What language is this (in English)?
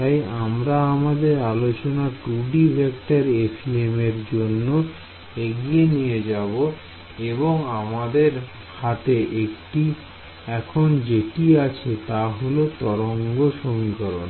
Bangla